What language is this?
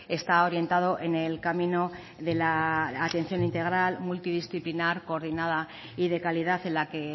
Spanish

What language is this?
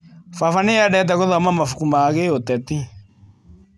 Kikuyu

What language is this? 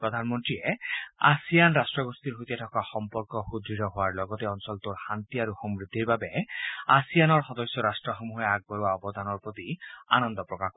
Assamese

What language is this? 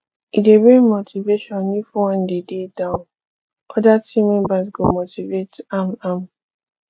Nigerian Pidgin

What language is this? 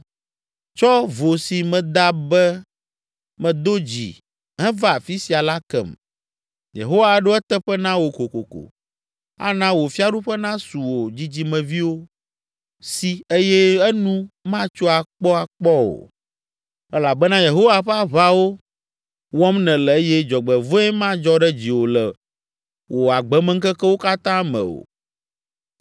Ewe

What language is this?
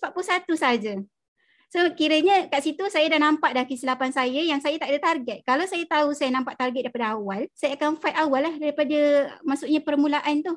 Malay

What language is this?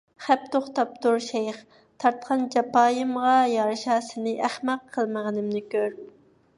Uyghur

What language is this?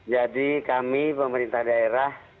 Indonesian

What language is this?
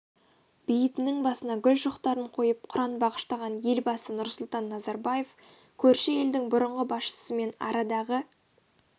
Kazakh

